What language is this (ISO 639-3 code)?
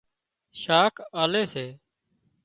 kxp